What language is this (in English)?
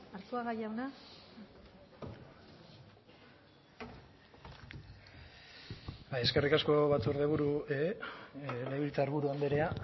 Basque